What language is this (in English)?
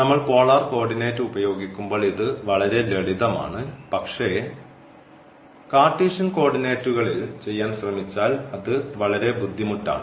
Malayalam